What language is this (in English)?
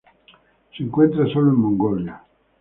Spanish